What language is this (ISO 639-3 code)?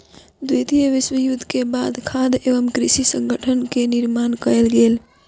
mai